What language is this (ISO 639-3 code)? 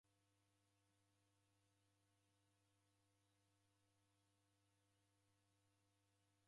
dav